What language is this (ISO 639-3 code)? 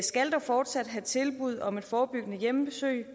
dan